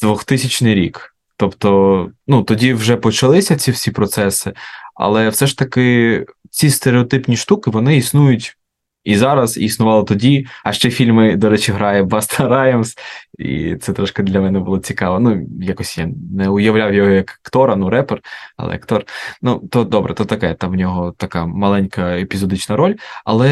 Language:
Ukrainian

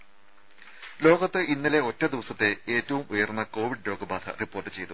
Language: Malayalam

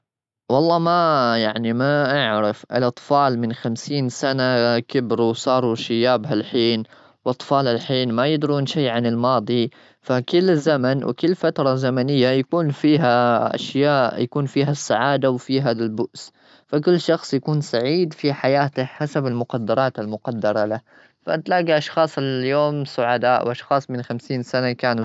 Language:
Gulf Arabic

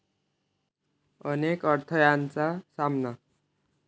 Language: Marathi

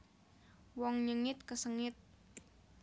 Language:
Javanese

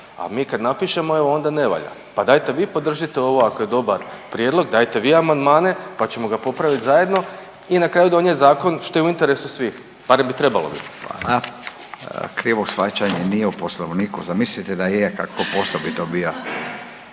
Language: Croatian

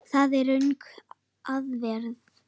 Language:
Icelandic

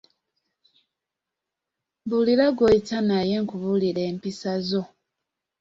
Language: Ganda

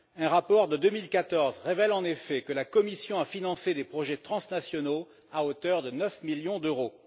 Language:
French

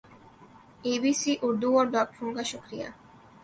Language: Urdu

